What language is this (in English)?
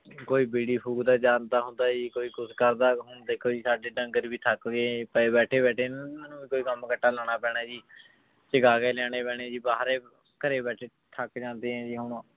Punjabi